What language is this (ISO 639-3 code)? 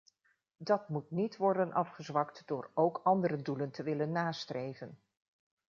nld